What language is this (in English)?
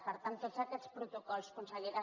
Catalan